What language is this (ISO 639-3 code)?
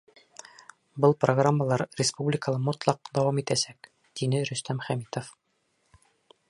bak